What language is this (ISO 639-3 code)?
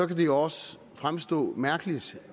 dan